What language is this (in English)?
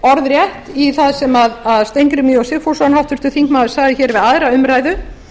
Icelandic